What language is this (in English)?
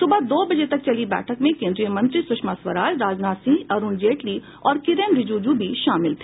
Hindi